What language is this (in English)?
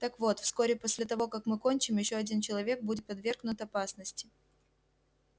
Russian